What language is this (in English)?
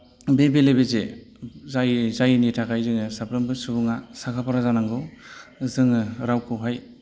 Bodo